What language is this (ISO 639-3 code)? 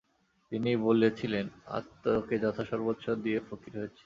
ben